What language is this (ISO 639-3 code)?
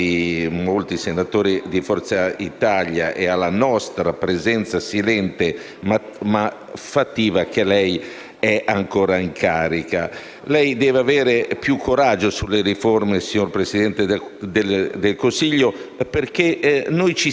ita